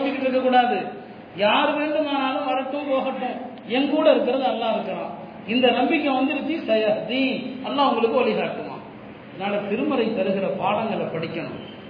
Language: Tamil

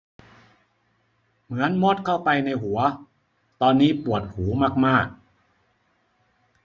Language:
Thai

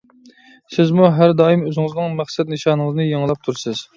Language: Uyghur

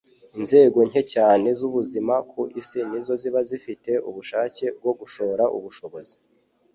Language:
Kinyarwanda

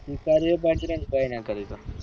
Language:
Gujarati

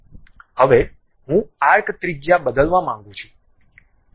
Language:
Gujarati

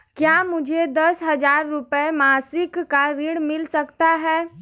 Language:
Hindi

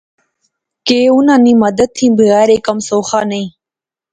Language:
Pahari-Potwari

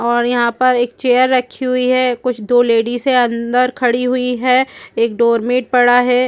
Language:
Hindi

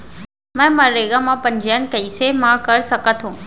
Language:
Chhattisgarhi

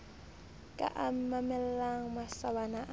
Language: Southern Sotho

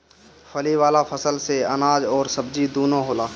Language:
Bhojpuri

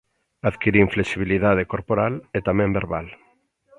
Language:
Galician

